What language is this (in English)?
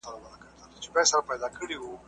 Pashto